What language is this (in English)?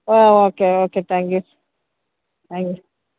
Malayalam